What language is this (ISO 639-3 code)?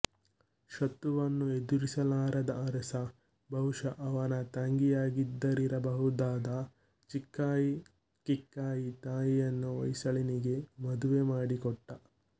kan